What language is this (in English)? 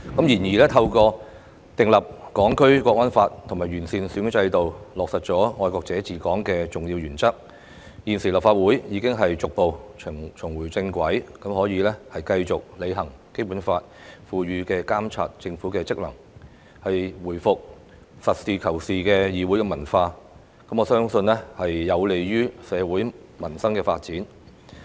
Cantonese